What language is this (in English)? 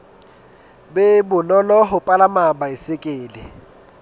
Southern Sotho